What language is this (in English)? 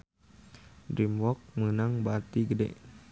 Sundanese